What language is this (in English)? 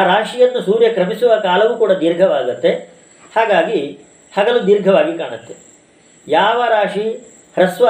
Kannada